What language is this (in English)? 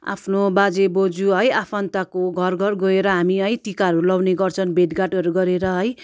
Nepali